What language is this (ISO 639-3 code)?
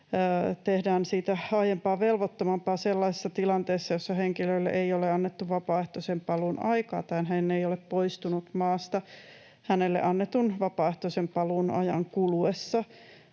fin